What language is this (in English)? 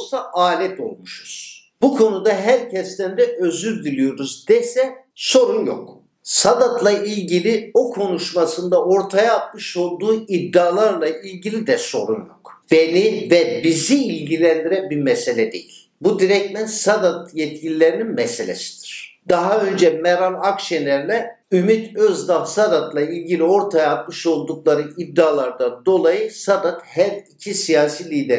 Turkish